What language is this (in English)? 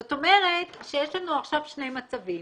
Hebrew